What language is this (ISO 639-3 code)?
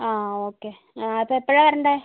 mal